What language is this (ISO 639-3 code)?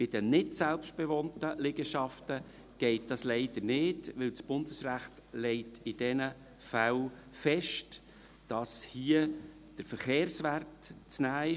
gsw